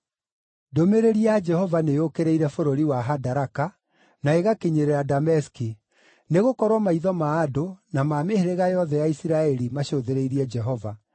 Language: Kikuyu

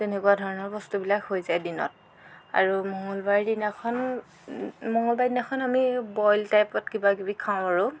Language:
Assamese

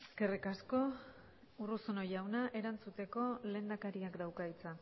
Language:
Basque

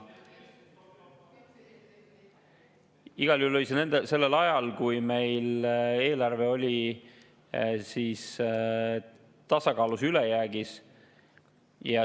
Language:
Estonian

